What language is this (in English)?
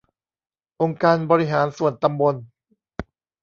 Thai